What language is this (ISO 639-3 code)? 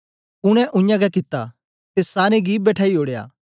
doi